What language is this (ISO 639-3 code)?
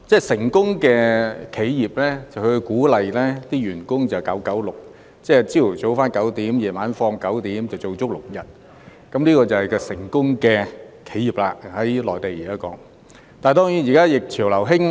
yue